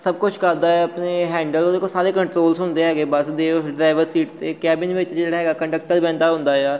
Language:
Punjabi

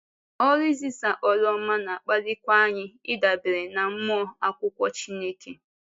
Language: Igbo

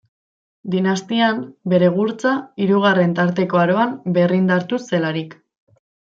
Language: Basque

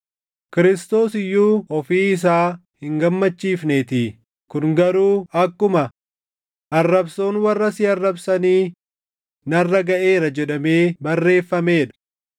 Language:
Oromo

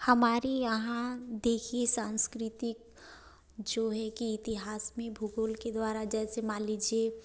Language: Hindi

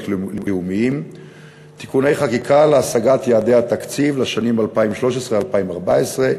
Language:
Hebrew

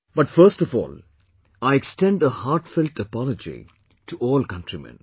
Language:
English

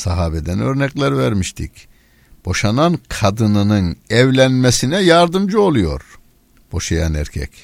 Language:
Turkish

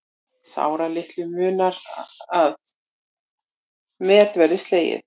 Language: Icelandic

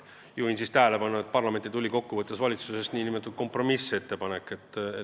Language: Estonian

